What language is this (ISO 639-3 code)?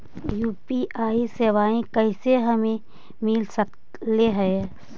mag